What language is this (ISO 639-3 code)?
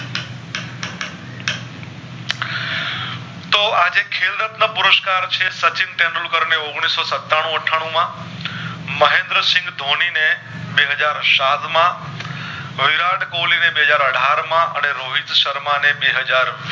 guj